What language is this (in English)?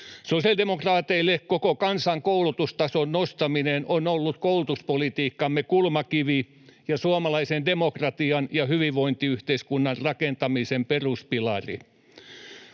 Finnish